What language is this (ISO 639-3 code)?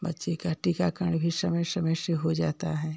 hin